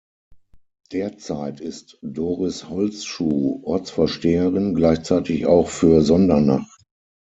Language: German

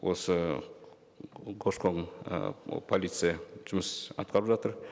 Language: Kazakh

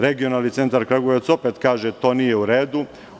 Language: Serbian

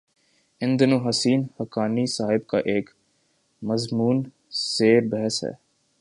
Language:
Urdu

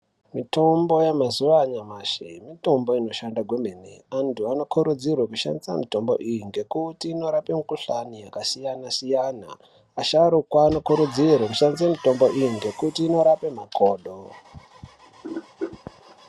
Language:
Ndau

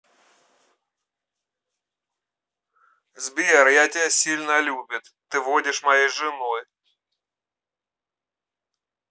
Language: Russian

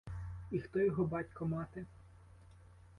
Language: Ukrainian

